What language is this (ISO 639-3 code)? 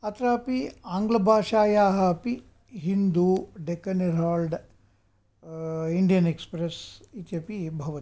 san